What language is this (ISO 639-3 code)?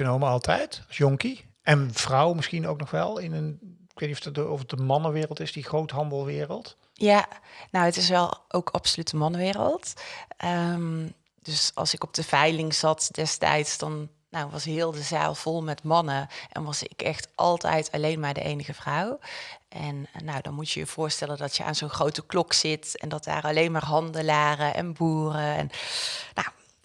nld